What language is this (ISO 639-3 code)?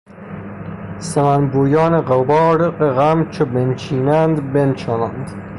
fas